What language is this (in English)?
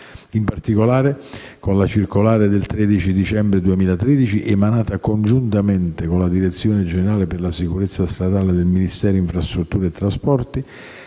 Italian